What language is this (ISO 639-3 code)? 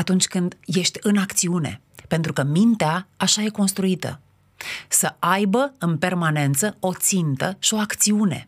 ron